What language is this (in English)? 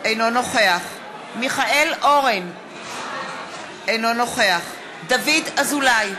Hebrew